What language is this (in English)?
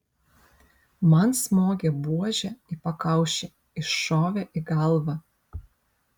Lithuanian